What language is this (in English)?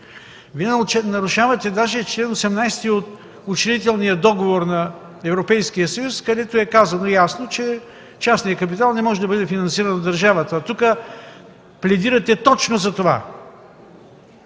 Bulgarian